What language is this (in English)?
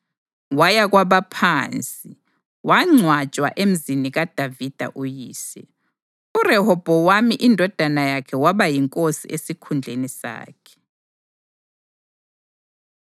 North Ndebele